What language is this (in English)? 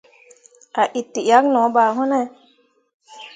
Mundang